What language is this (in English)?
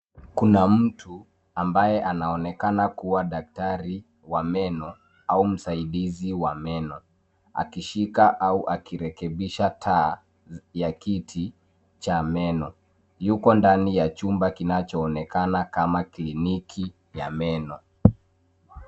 Swahili